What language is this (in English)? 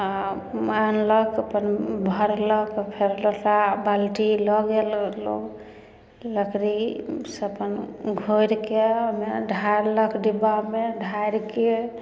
Maithili